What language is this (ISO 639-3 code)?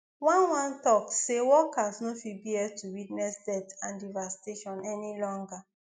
pcm